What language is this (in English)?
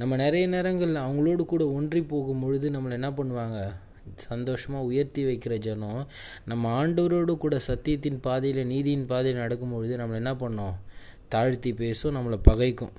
Tamil